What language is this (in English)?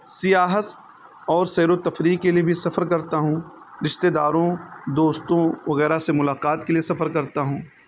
Urdu